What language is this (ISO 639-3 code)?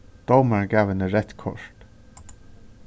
fao